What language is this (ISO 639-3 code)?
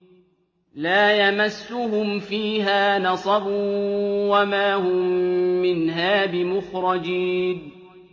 ara